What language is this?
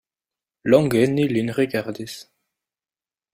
Esperanto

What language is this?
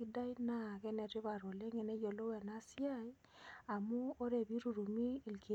Masai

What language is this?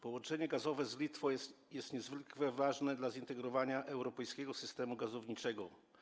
Polish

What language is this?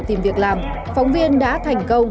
Vietnamese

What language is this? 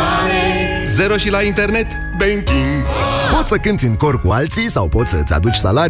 Romanian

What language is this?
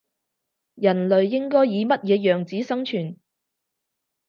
Cantonese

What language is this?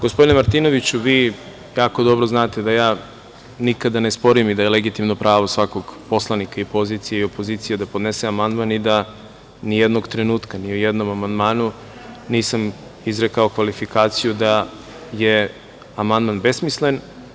Serbian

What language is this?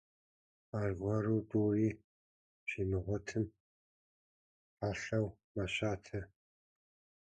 Kabardian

